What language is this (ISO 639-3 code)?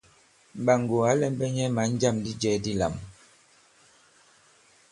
abb